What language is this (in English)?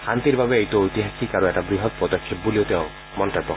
Assamese